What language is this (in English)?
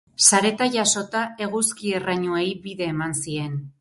Basque